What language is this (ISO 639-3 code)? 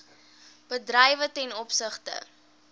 afr